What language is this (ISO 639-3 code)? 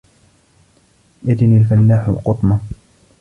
ara